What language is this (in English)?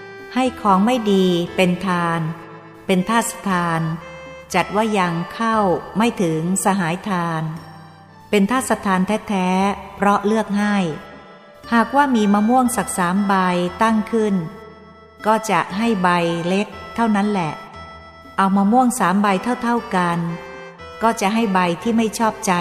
Thai